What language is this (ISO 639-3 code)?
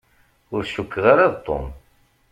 kab